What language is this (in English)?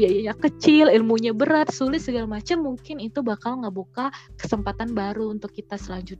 Indonesian